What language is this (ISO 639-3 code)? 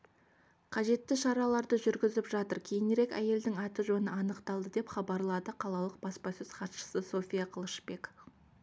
kaz